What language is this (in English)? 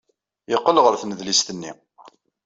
Kabyle